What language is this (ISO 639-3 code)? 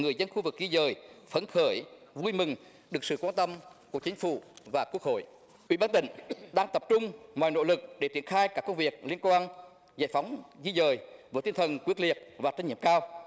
vie